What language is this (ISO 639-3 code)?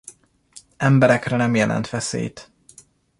hun